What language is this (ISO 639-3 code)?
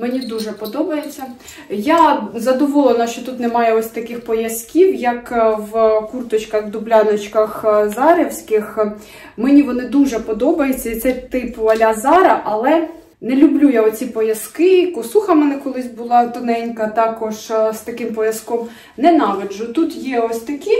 ukr